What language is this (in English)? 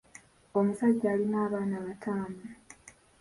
Ganda